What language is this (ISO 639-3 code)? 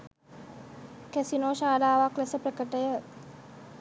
sin